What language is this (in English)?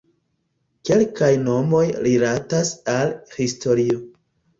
Esperanto